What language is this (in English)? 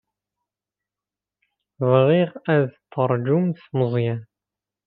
Kabyle